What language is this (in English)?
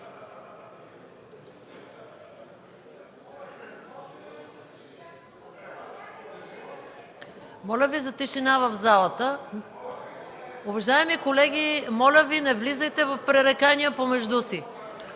Bulgarian